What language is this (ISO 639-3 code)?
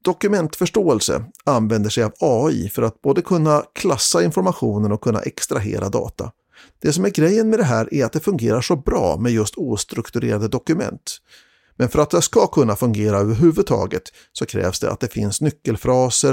swe